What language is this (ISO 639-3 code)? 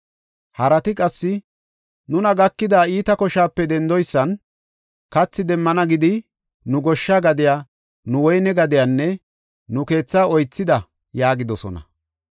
gof